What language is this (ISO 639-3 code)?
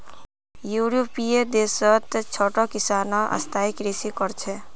mag